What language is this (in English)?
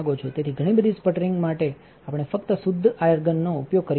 Gujarati